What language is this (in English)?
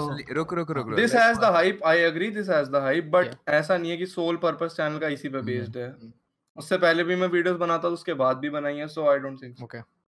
Hindi